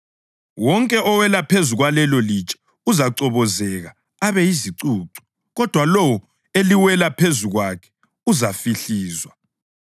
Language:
North Ndebele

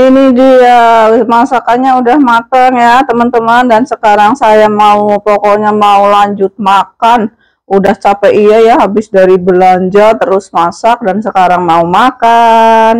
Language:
Indonesian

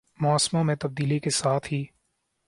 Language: Urdu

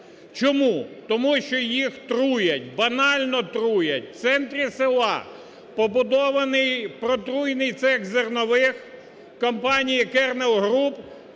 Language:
Ukrainian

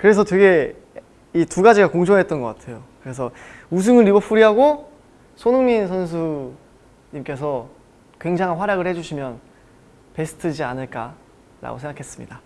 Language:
Korean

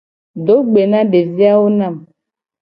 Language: Gen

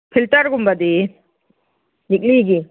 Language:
Manipuri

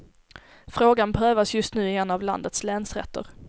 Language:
Swedish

